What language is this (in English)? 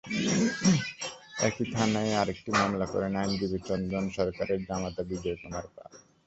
Bangla